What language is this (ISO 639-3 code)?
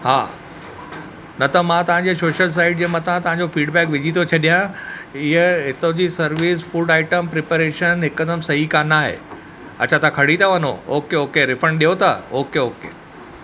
snd